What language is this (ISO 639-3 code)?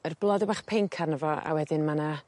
cym